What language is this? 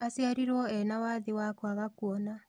Kikuyu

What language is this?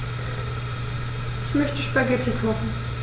German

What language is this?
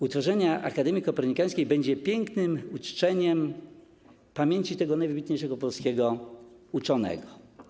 Polish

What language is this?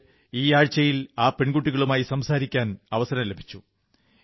Malayalam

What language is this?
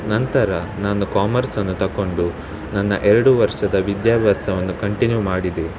Kannada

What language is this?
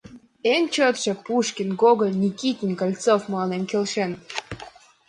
Mari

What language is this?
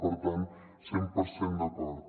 Catalan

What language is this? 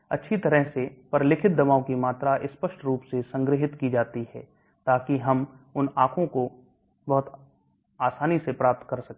Hindi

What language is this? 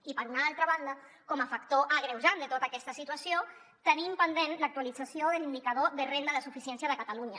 Catalan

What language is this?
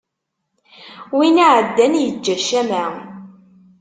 Kabyle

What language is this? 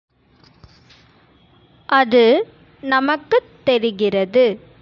Tamil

